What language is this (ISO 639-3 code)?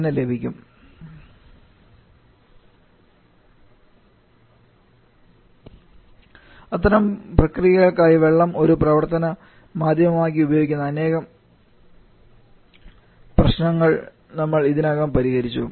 mal